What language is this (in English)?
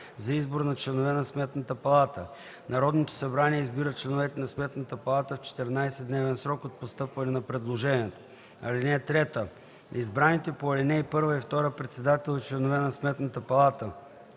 Bulgarian